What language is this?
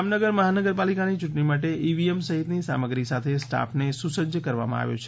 Gujarati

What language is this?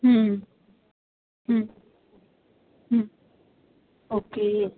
Punjabi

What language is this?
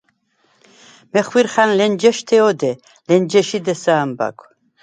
Svan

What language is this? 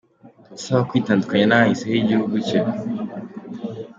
Kinyarwanda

